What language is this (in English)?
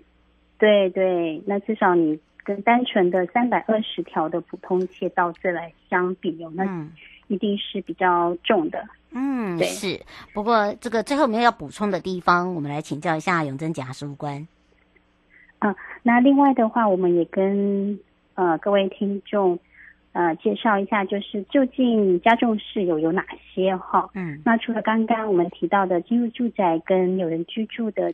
Chinese